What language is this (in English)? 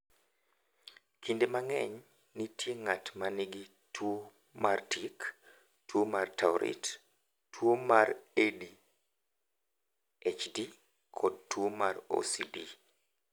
Luo (Kenya and Tanzania)